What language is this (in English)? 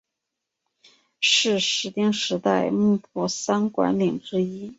Chinese